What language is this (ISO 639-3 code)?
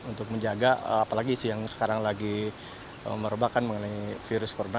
ind